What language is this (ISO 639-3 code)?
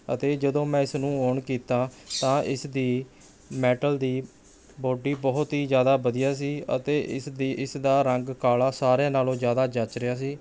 pan